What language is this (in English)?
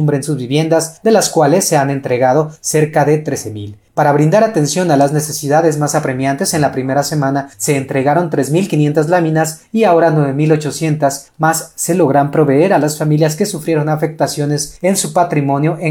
Spanish